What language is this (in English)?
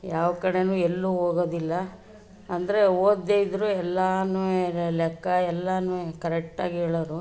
Kannada